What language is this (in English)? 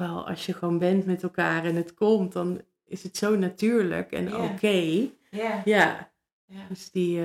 Dutch